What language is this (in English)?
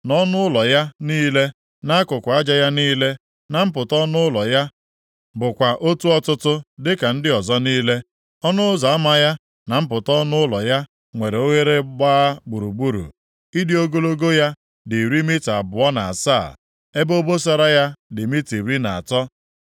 Igbo